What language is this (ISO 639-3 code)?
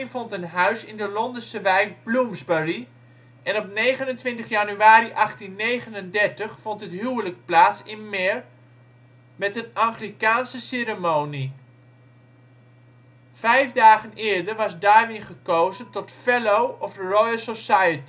nld